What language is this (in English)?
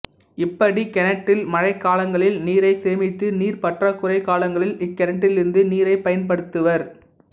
Tamil